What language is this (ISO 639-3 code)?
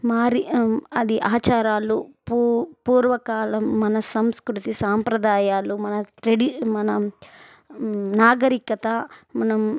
tel